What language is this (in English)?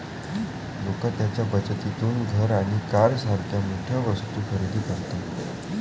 Marathi